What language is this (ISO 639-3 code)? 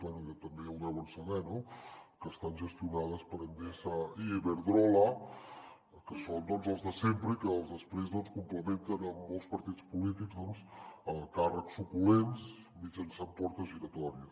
cat